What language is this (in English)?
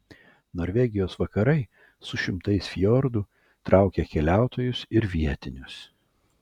Lithuanian